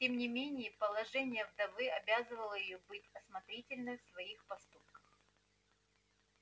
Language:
Russian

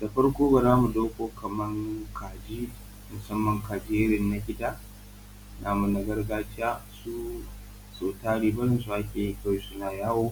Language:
Hausa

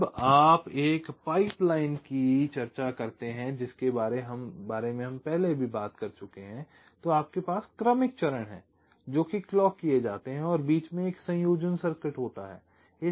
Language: Hindi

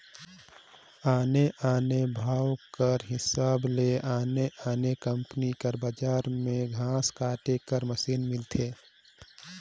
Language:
Chhattisgarhi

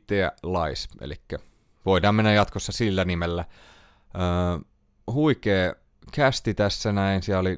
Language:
Finnish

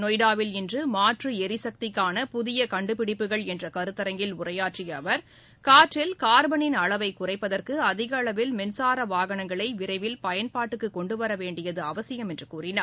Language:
Tamil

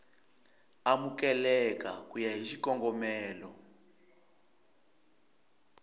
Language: Tsonga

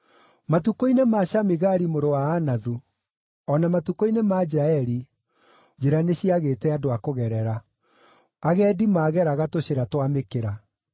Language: Kikuyu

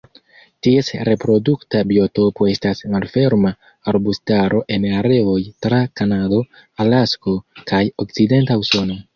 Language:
Esperanto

